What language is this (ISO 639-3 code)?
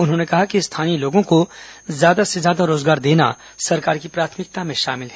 hin